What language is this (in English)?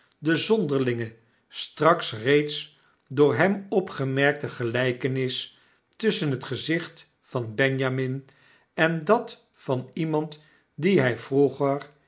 Dutch